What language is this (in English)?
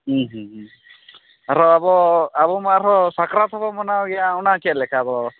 Santali